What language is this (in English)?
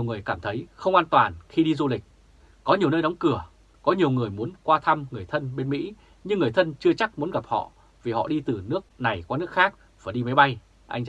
Vietnamese